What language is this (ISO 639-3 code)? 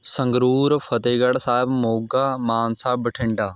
pan